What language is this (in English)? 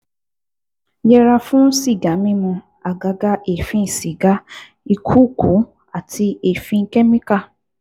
Yoruba